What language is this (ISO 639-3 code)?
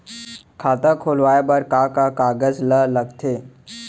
hne